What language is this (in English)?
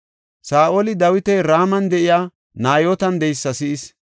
Gofa